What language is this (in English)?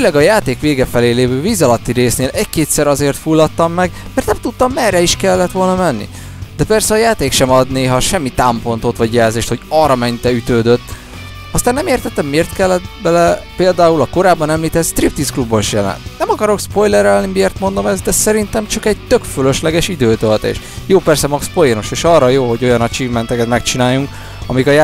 Hungarian